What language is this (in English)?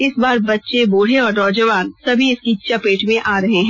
Hindi